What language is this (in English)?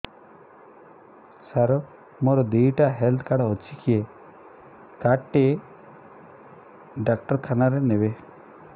Odia